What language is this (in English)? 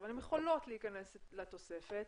Hebrew